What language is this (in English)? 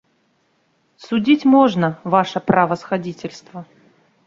Belarusian